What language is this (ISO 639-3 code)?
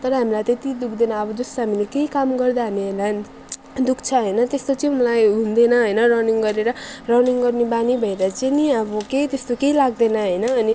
nep